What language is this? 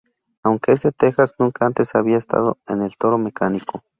Spanish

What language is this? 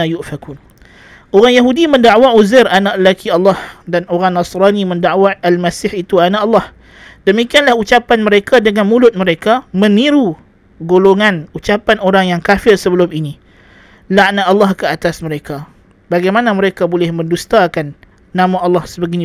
Malay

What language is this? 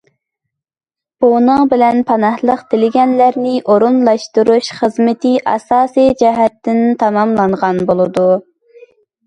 Uyghur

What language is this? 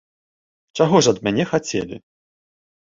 Belarusian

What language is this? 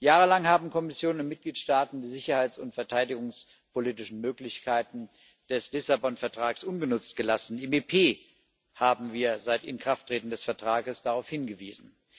German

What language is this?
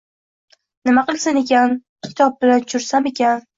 Uzbek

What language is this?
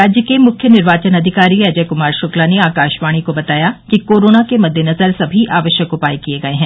Hindi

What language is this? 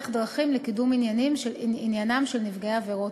Hebrew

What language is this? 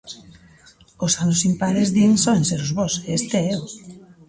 Galician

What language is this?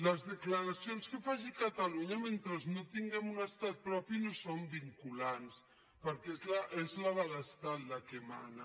Catalan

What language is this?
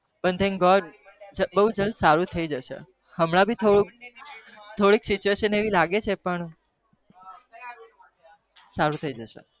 Gujarati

